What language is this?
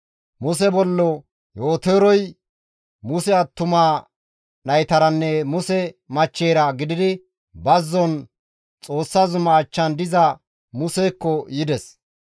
Gamo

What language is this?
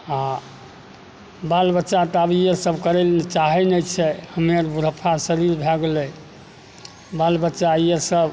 Maithili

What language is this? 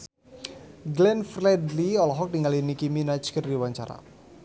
Sundanese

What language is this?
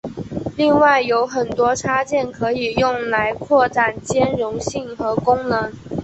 Chinese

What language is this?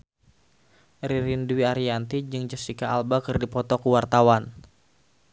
Sundanese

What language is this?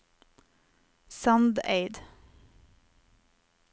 Norwegian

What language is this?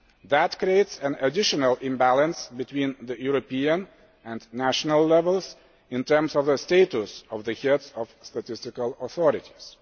English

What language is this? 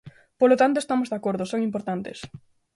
Galician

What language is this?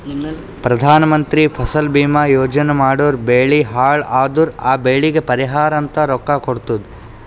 Kannada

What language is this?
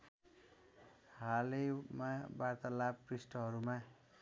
Nepali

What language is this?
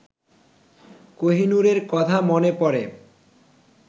Bangla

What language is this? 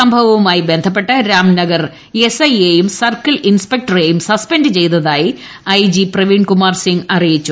Malayalam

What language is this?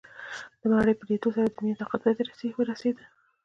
Pashto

